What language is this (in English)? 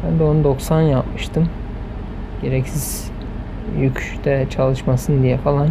Turkish